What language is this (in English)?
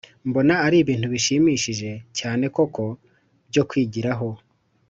Kinyarwanda